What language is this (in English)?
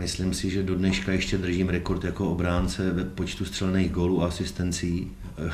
Czech